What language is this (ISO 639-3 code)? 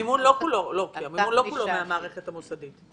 heb